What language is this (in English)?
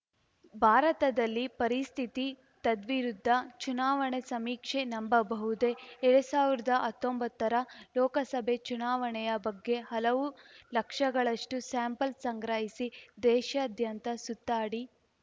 Kannada